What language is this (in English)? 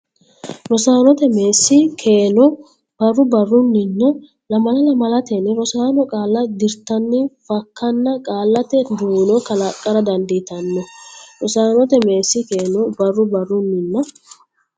Sidamo